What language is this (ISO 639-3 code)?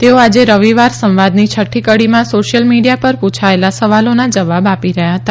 guj